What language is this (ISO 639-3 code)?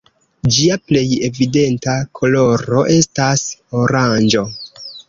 epo